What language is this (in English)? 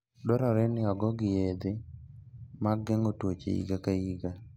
Luo (Kenya and Tanzania)